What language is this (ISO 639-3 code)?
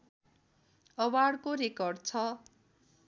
nep